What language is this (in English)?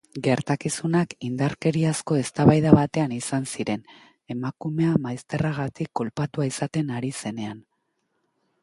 Basque